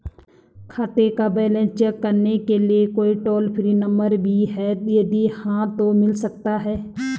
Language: Hindi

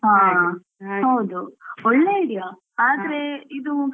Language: Kannada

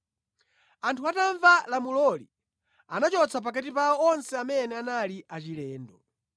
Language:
Nyanja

